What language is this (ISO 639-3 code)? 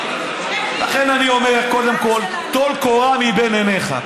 heb